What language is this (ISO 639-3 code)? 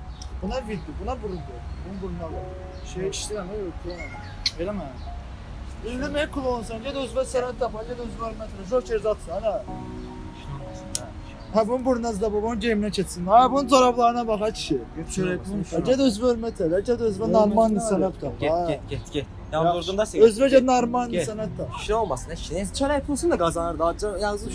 tur